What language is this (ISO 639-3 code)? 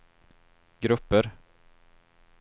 swe